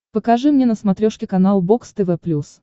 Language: Russian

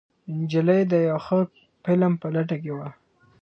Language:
Pashto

